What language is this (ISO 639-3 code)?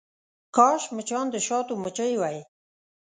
pus